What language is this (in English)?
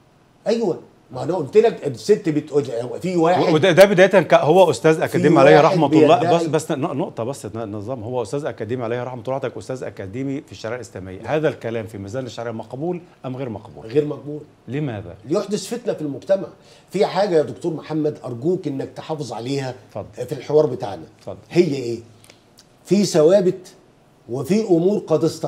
Arabic